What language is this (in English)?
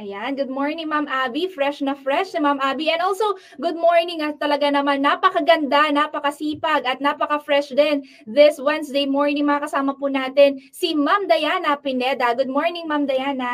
Filipino